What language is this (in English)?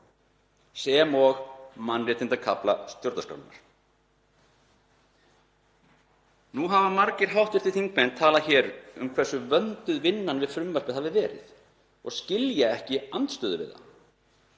Icelandic